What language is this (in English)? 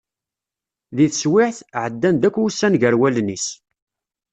Kabyle